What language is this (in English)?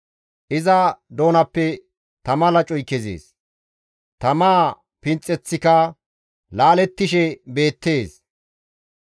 Gamo